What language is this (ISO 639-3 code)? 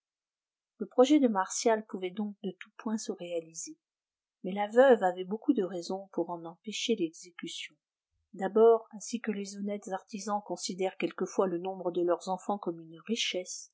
fra